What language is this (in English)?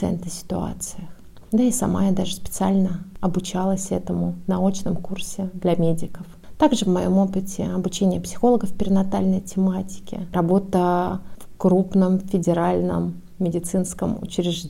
Russian